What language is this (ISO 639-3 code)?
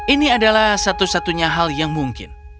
ind